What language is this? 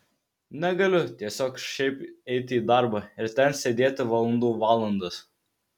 Lithuanian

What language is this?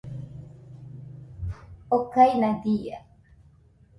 Nüpode Huitoto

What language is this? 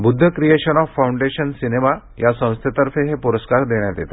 Marathi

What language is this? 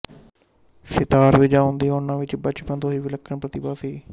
Punjabi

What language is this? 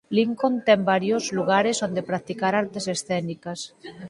Galician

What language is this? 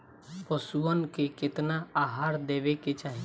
Bhojpuri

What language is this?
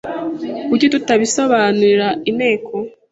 Kinyarwanda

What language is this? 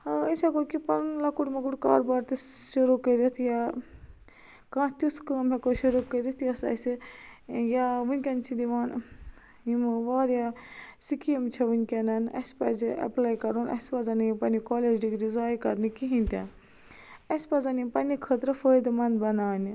Kashmiri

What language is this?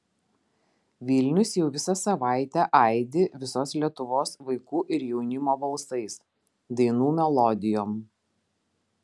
Lithuanian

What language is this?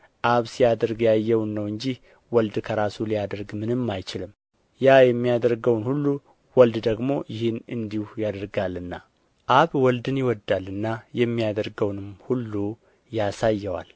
Amharic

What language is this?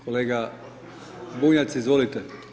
Croatian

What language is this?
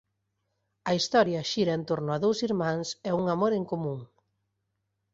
Galician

